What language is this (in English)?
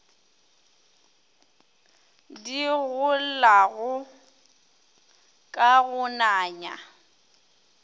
Northern Sotho